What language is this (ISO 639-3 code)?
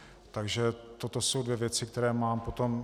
ces